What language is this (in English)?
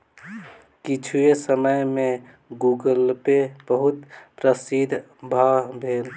Maithili